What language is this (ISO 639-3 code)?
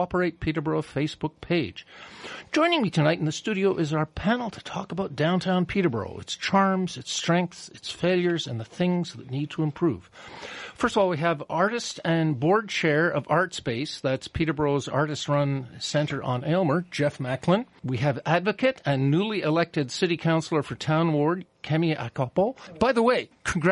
eng